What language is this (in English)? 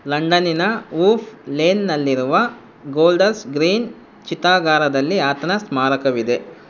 Kannada